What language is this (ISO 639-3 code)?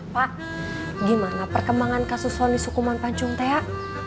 ind